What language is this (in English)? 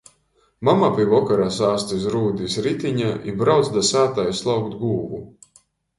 Latgalian